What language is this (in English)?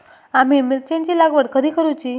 Marathi